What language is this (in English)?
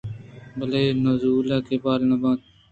Eastern Balochi